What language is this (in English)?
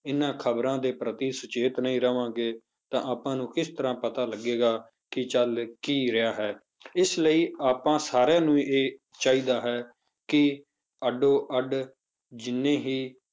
Punjabi